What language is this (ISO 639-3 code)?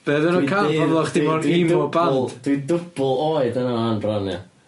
cym